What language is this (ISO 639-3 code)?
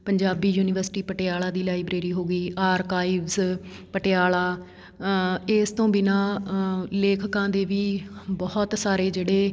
pan